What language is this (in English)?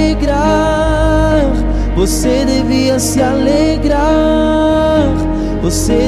Portuguese